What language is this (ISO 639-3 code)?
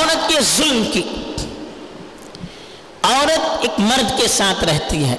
urd